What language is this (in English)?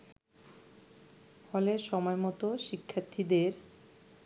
Bangla